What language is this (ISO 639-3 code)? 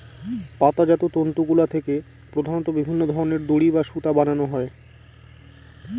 ben